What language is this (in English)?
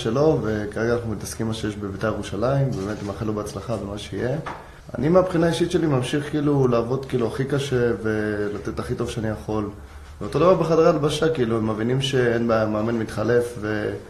Hebrew